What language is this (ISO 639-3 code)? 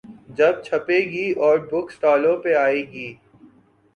urd